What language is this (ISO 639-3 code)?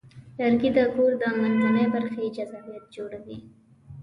pus